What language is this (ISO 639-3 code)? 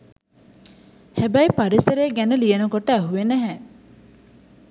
sin